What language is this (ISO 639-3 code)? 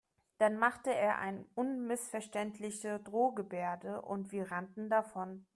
deu